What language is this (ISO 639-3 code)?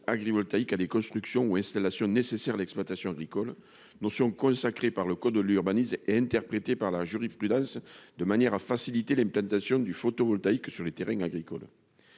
fra